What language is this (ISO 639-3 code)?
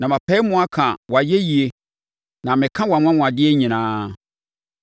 aka